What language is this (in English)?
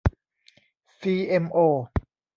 Thai